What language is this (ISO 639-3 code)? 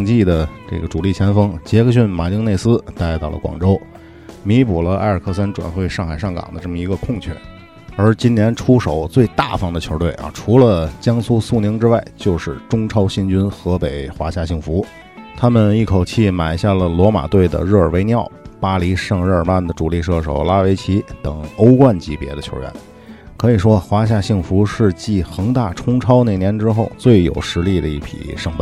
zho